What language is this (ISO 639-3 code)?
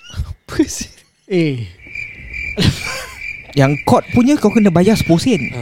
msa